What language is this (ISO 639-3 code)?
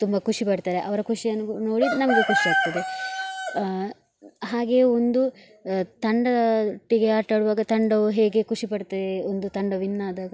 kan